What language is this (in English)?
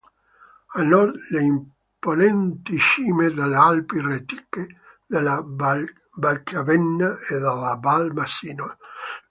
Italian